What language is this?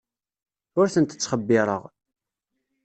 Kabyle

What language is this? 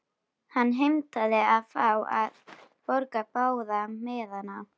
Icelandic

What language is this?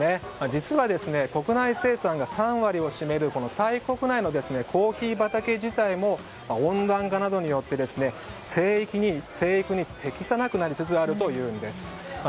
Japanese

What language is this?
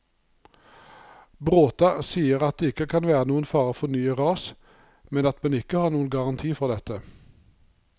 Norwegian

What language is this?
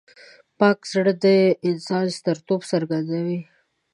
Pashto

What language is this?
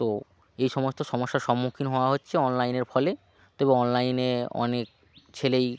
Bangla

